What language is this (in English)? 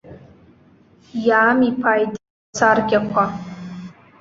Abkhazian